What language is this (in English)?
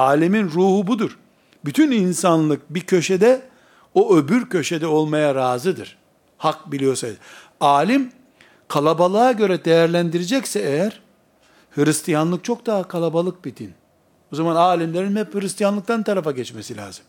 Turkish